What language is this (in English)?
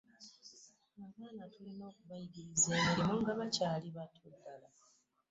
Ganda